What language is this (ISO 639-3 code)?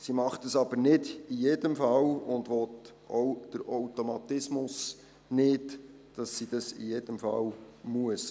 gsw